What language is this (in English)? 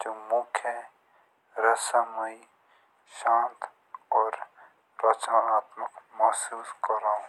Jaunsari